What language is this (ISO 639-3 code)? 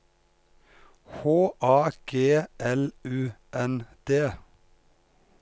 nor